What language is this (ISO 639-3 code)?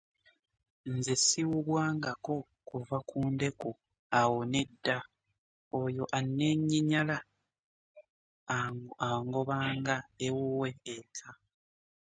lug